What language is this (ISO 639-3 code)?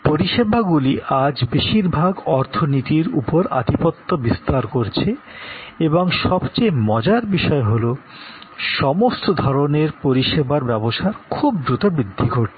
ben